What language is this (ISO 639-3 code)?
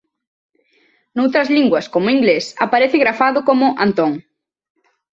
glg